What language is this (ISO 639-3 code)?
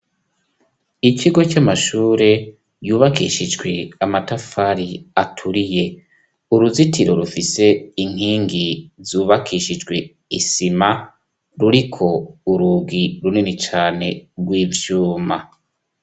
run